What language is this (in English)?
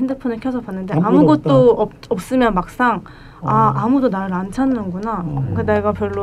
Korean